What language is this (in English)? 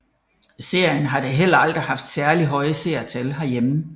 Danish